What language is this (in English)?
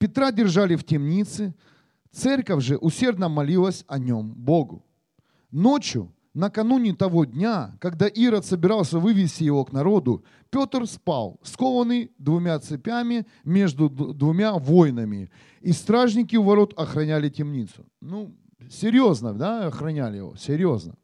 Russian